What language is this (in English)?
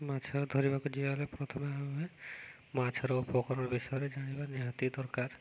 Odia